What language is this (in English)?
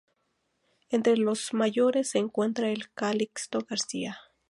Spanish